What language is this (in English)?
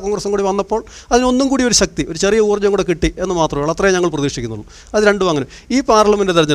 Malayalam